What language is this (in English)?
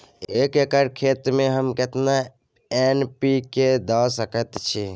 Maithili